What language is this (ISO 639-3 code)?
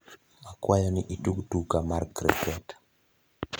luo